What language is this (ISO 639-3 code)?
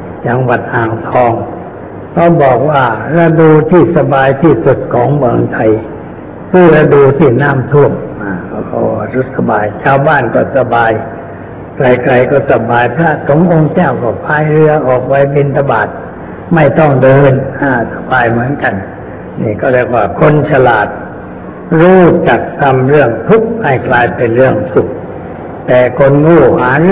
tha